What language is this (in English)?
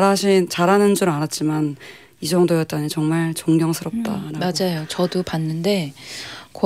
Korean